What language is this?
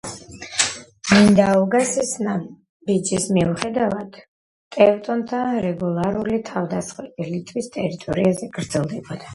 Georgian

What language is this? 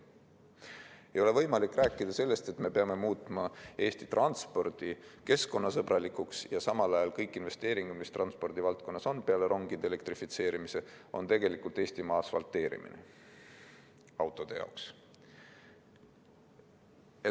Estonian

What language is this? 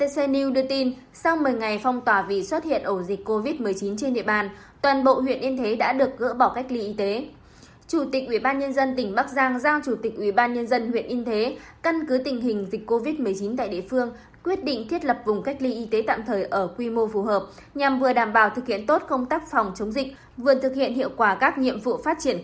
Vietnamese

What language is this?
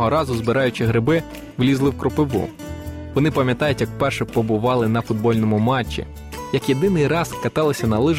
Ukrainian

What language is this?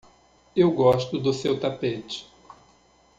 Portuguese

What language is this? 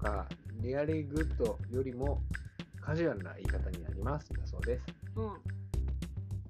Japanese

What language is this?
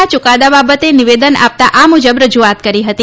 Gujarati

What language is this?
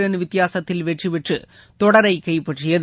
Tamil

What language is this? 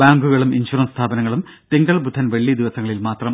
Malayalam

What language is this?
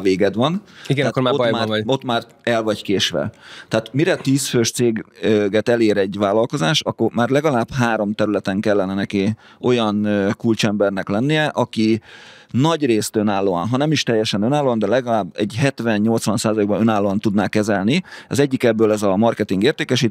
Hungarian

